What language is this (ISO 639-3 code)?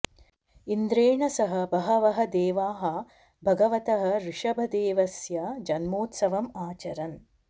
san